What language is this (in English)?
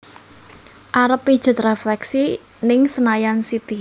Javanese